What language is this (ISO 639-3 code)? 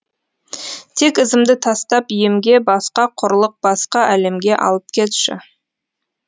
kaz